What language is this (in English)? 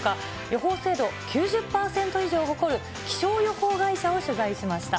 Japanese